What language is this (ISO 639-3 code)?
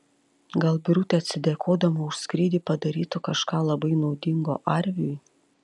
lit